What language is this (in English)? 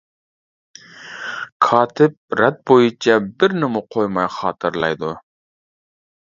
Uyghur